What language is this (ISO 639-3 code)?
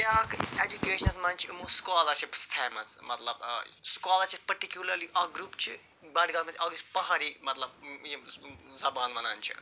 kas